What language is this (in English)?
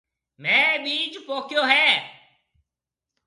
Marwari (Pakistan)